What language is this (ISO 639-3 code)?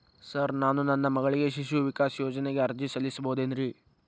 kan